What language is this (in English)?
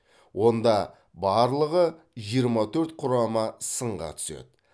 Kazakh